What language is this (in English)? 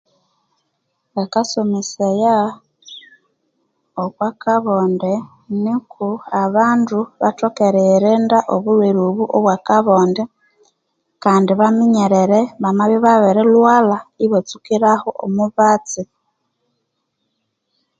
Konzo